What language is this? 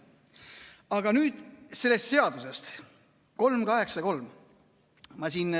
Estonian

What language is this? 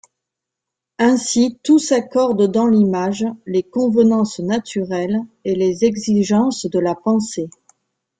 French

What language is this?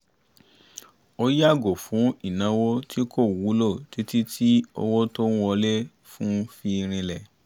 Yoruba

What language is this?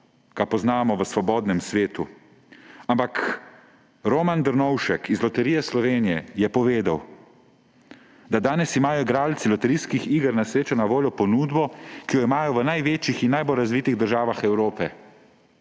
Slovenian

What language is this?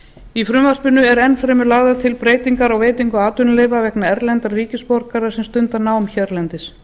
Icelandic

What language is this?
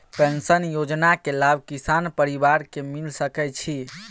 Maithili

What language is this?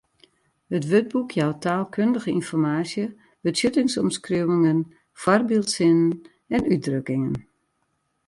Western Frisian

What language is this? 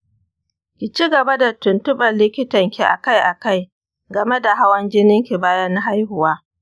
Hausa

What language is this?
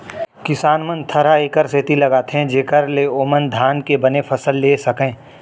Chhattisgarhi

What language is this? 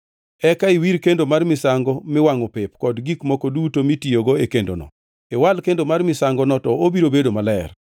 Luo (Kenya and Tanzania)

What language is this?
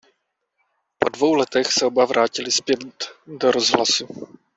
Czech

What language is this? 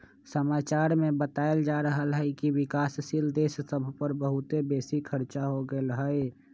Magahi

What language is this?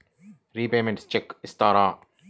Telugu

